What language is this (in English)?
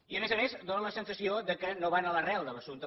Catalan